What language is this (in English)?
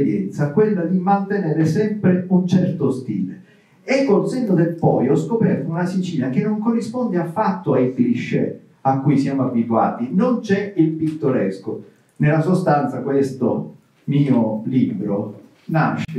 Italian